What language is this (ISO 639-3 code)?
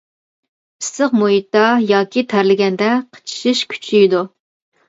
uig